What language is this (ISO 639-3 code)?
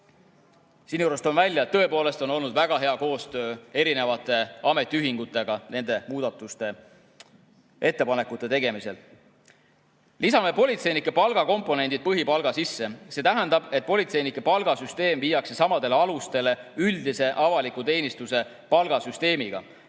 est